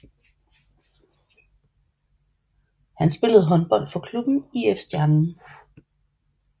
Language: Danish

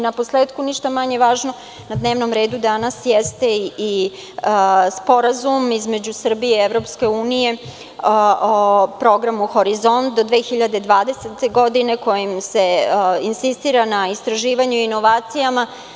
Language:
Serbian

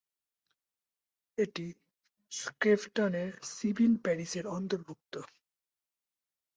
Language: Bangla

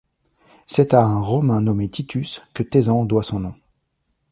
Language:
French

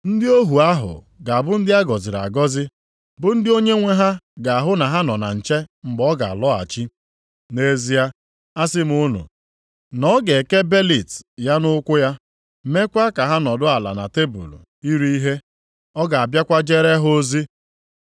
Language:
Igbo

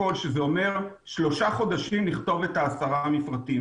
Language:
Hebrew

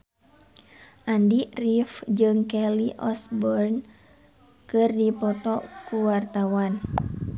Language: Sundanese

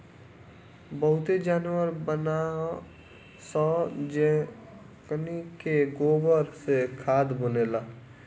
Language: Bhojpuri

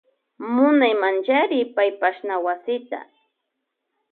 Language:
Loja Highland Quichua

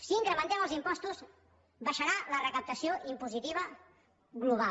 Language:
Catalan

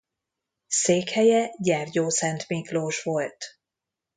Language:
Hungarian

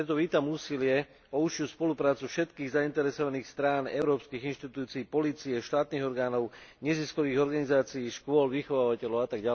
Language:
Slovak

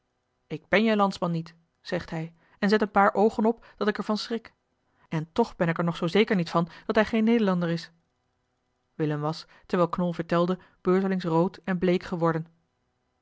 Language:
Dutch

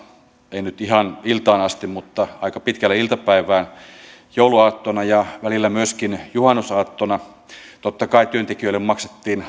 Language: Finnish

